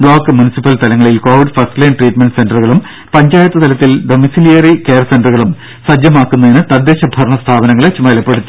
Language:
Malayalam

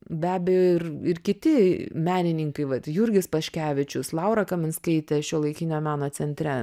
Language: Lithuanian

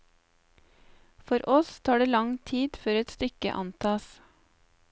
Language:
Norwegian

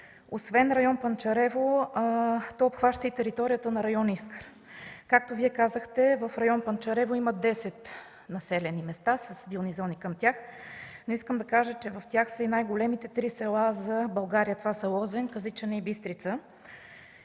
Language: Bulgarian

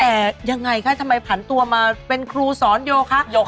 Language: Thai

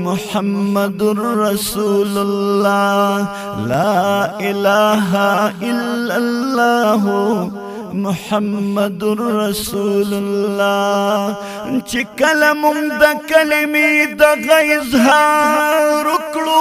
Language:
Romanian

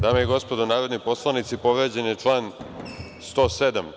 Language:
Serbian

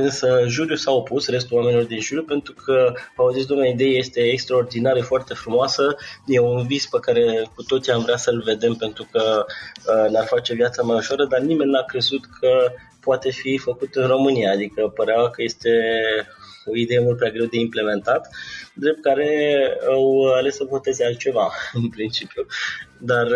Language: Romanian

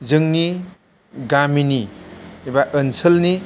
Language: Bodo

